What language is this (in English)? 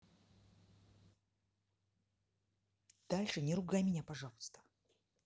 Russian